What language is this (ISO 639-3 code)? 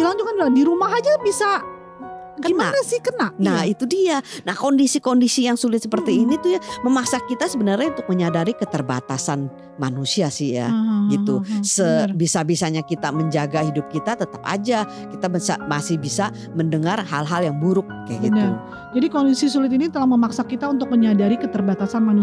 ind